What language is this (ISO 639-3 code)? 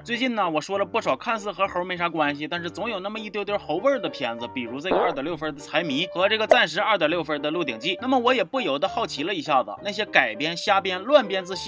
zho